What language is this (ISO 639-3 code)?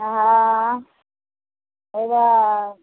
mai